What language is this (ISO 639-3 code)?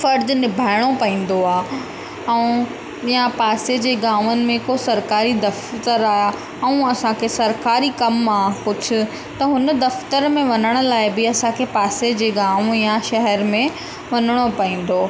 snd